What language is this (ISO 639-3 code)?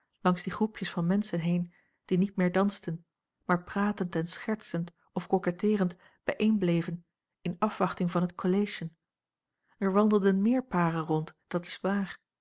nld